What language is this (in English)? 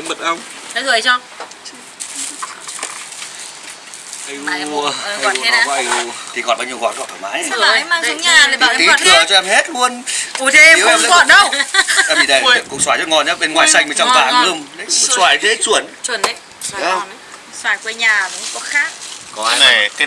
Vietnamese